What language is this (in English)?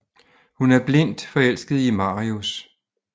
Danish